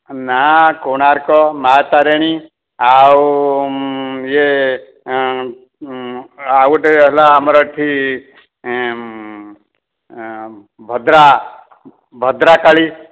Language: Odia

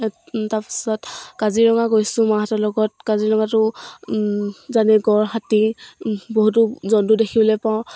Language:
Assamese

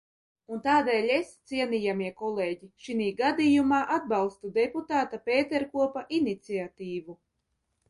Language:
Latvian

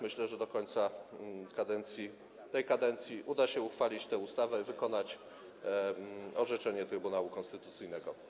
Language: Polish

